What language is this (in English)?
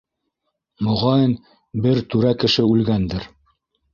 Bashkir